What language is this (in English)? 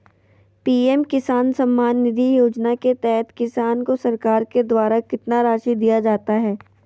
Magahi